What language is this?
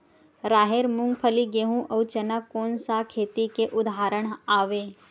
Chhattisgarhi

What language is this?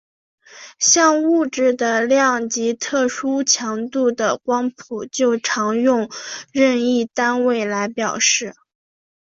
Chinese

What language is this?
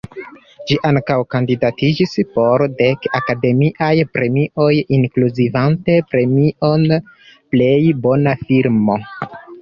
Esperanto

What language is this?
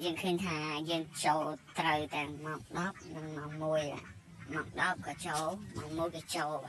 Thai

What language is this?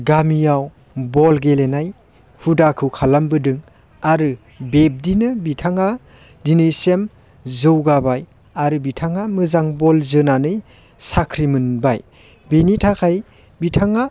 Bodo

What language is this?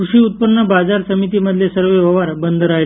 Marathi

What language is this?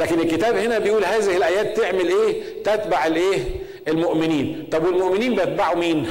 Arabic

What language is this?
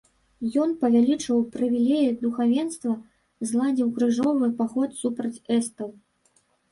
Belarusian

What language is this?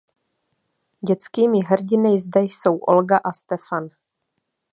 Czech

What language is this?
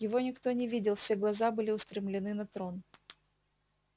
Russian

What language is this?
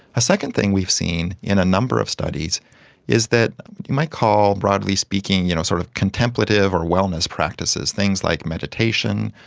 English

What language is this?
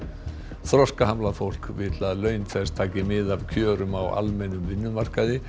Icelandic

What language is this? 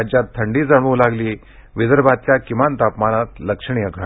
Marathi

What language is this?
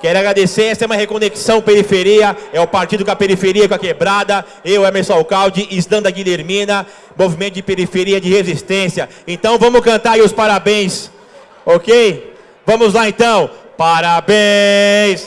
Portuguese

